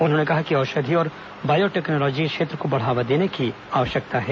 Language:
Hindi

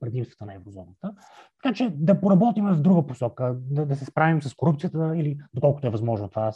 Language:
Bulgarian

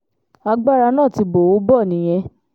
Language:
Yoruba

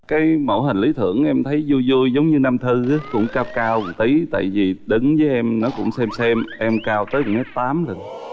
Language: Vietnamese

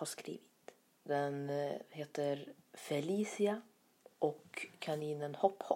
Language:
Swedish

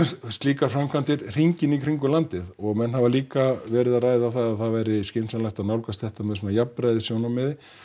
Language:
Icelandic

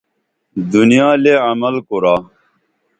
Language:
Dameli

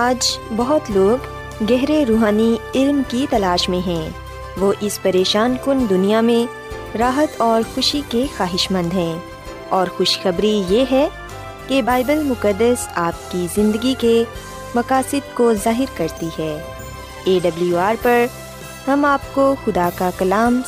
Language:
Urdu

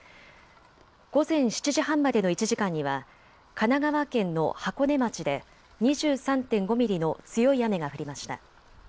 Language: Japanese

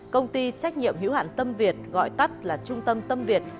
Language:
Vietnamese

